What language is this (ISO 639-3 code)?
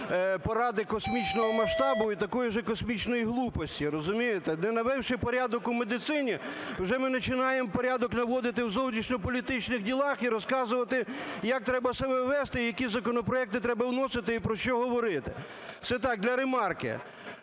ukr